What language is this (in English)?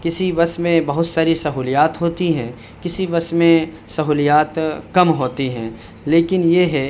Urdu